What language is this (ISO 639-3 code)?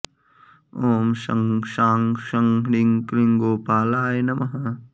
san